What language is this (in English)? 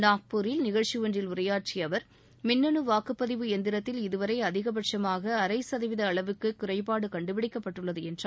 Tamil